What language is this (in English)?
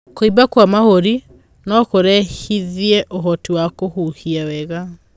Kikuyu